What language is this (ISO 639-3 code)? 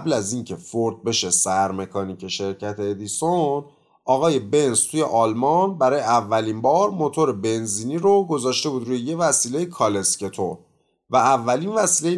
fas